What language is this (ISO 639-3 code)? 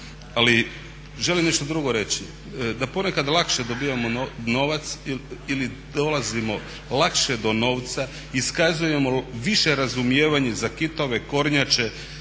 hrv